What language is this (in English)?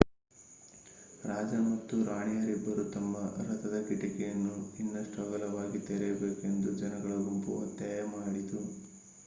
Kannada